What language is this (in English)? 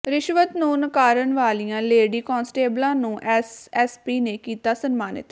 Punjabi